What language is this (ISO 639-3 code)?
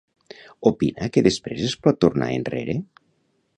cat